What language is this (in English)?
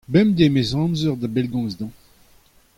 Breton